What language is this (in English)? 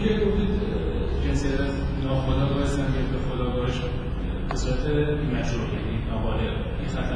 Persian